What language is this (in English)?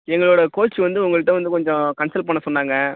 Tamil